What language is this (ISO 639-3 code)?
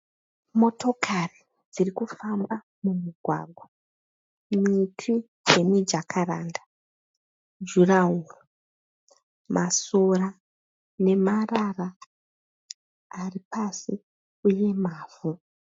sna